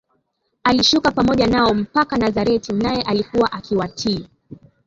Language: Swahili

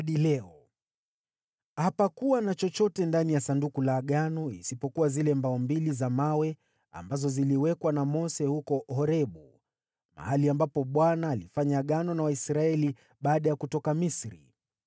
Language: Swahili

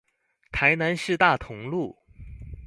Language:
Chinese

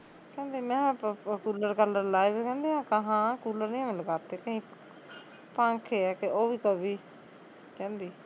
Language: Punjabi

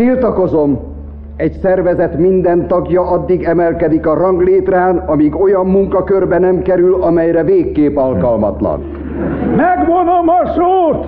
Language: Hungarian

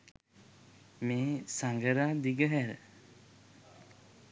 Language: Sinhala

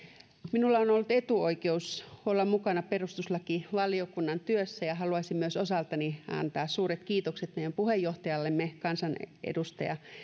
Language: Finnish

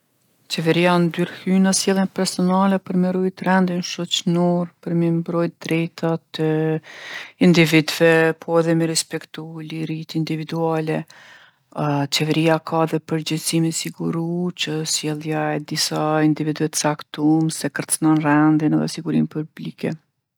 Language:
Gheg Albanian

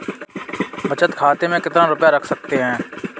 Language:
Hindi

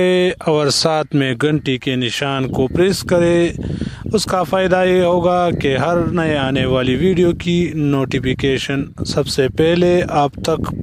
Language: Romanian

